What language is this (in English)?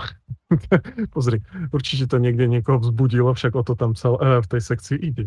Slovak